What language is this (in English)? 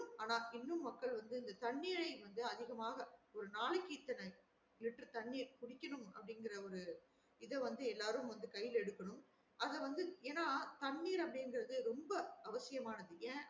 Tamil